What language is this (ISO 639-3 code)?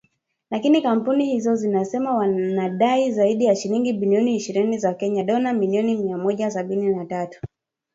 swa